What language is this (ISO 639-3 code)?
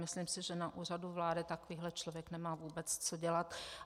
ces